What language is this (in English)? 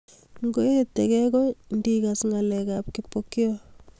Kalenjin